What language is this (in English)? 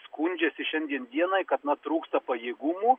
Lithuanian